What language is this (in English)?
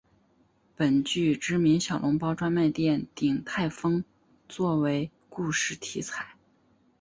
Chinese